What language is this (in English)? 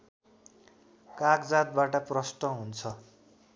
Nepali